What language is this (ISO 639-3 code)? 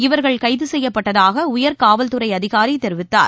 tam